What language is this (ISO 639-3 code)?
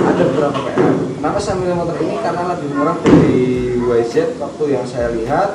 ind